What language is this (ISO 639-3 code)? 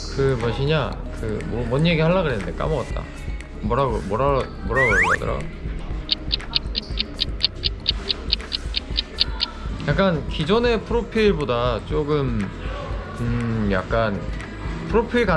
kor